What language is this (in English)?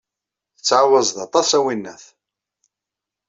Kabyle